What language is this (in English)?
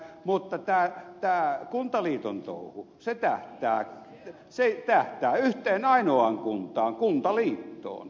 Finnish